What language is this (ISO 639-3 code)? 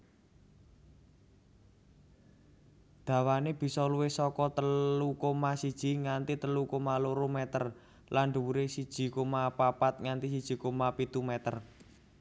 jav